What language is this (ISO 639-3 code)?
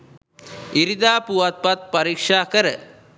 sin